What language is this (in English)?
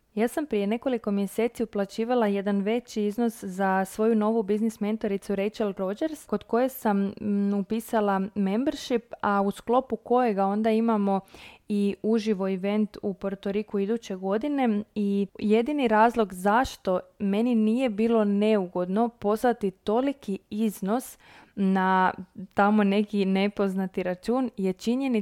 Croatian